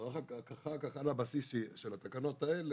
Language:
Hebrew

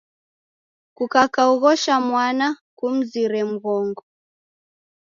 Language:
Taita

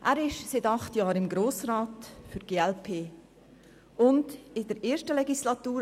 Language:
Swiss German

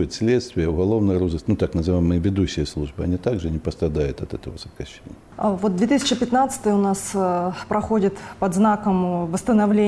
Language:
Russian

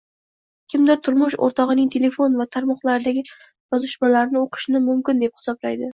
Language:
Uzbek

